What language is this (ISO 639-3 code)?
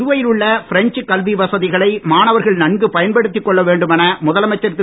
tam